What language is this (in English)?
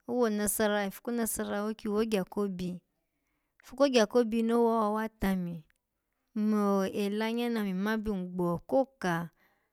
Alago